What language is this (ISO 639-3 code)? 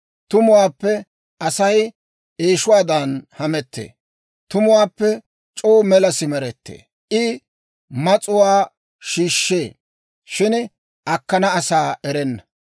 dwr